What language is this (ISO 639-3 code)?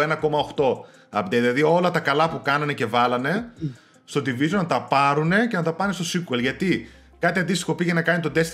ell